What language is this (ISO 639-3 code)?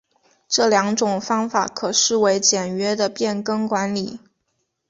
zho